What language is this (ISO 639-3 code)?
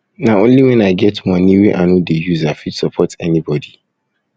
pcm